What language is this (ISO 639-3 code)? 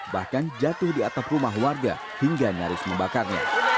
ind